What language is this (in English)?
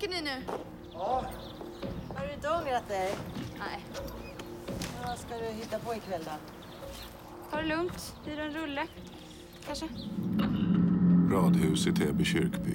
Swedish